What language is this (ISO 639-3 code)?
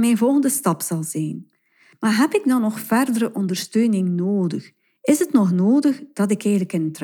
nld